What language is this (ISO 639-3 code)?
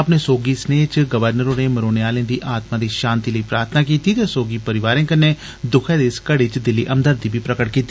doi